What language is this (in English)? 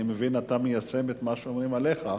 Hebrew